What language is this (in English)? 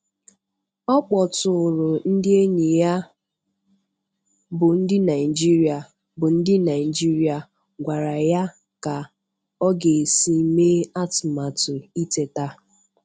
Igbo